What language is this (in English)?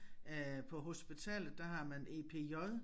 Danish